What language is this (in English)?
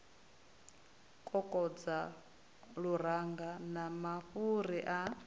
Venda